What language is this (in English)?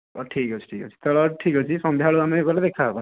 Odia